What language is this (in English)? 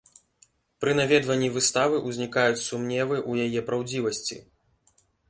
Belarusian